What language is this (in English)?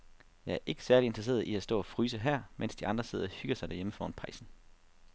Danish